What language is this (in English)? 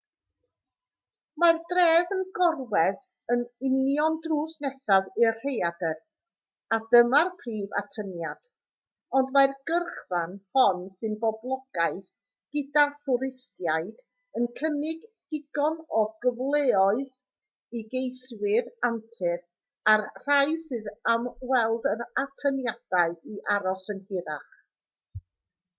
Welsh